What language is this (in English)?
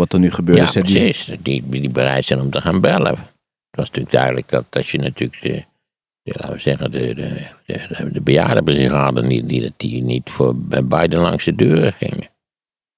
Dutch